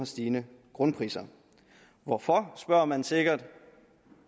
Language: Danish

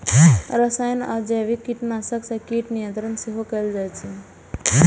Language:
Maithili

